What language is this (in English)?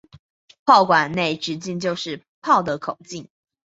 Chinese